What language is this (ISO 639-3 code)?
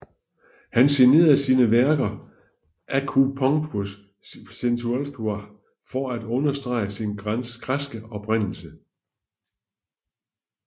dan